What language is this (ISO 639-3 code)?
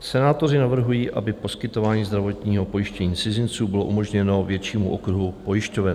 ces